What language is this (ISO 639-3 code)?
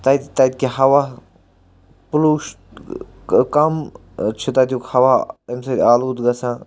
kas